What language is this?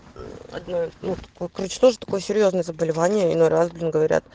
Russian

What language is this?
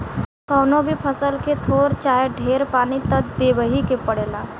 Bhojpuri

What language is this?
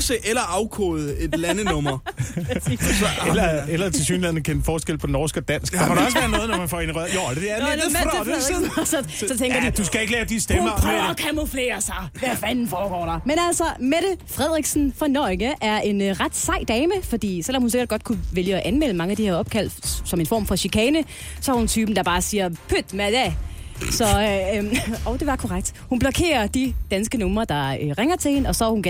Danish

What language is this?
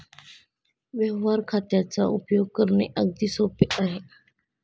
Marathi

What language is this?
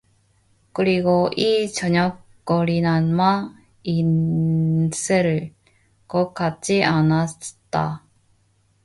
Korean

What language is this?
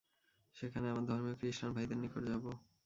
Bangla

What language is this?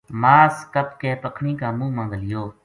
Gujari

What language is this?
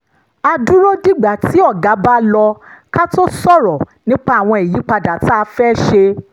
Yoruba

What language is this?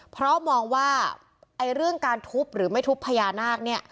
Thai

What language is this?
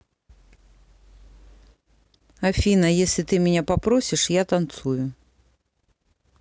Russian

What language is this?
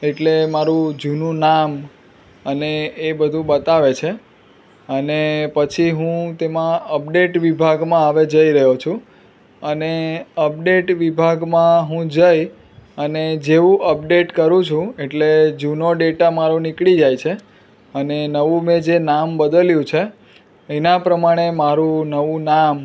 Gujarati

